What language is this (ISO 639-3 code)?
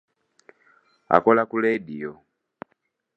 lug